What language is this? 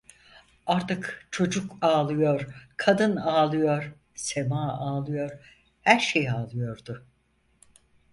Turkish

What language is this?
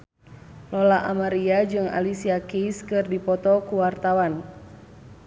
Sundanese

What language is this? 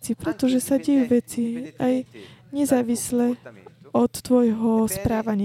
Slovak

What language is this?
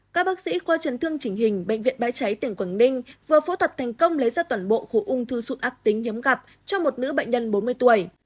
Vietnamese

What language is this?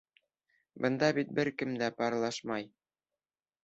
Bashkir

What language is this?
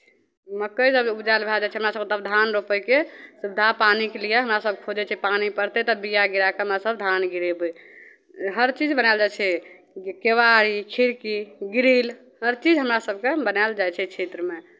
Maithili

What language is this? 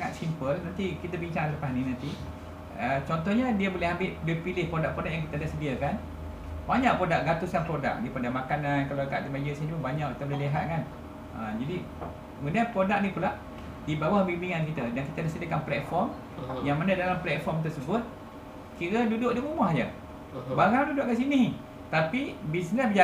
Malay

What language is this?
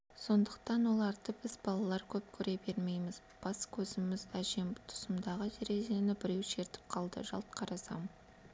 Kazakh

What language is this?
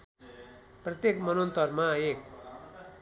Nepali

